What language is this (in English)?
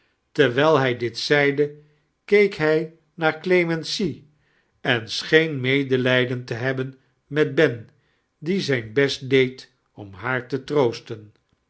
Dutch